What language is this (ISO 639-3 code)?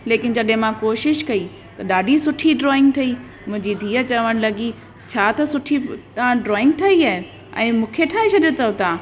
snd